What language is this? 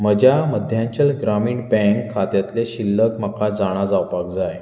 Konkani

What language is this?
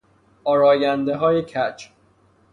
Persian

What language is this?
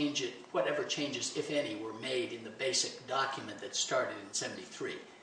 English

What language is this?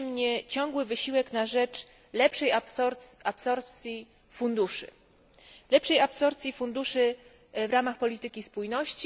Polish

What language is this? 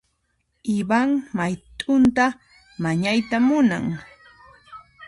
Puno Quechua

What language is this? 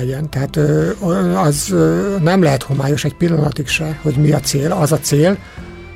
Hungarian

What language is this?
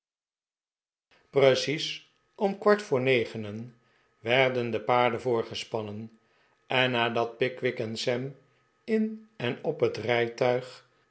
Dutch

